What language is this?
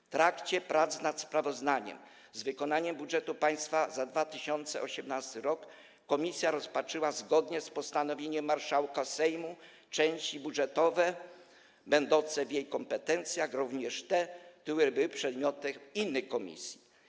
Polish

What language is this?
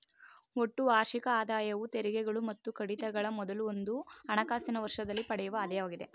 Kannada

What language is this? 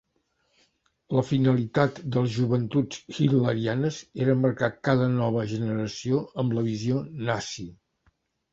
Catalan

